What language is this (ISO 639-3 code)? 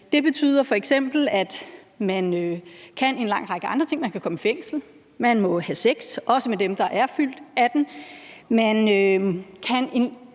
dan